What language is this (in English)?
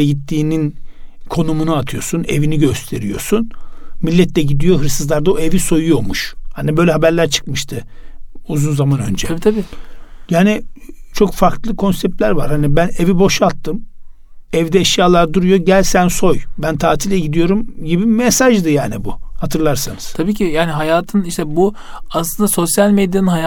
Turkish